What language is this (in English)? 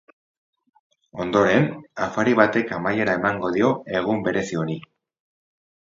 Basque